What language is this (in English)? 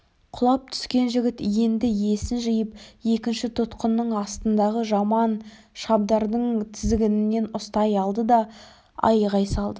Kazakh